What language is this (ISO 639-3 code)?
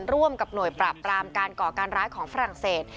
tha